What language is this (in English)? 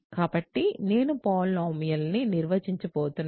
Telugu